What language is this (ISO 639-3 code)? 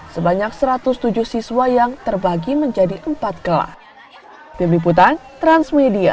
ind